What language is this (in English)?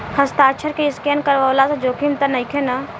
Bhojpuri